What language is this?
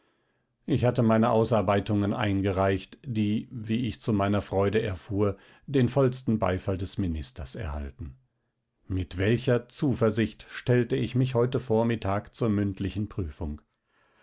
German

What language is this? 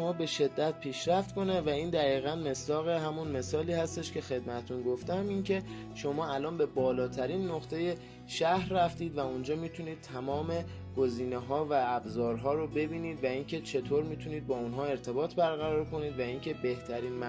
Persian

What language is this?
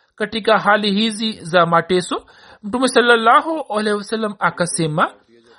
Swahili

